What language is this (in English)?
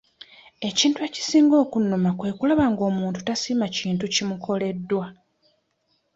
Ganda